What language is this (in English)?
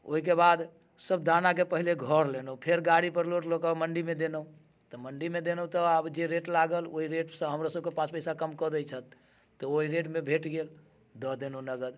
Maithili